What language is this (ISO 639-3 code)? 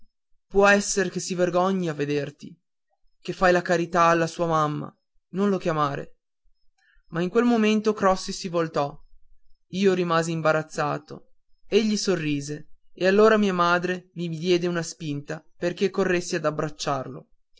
ita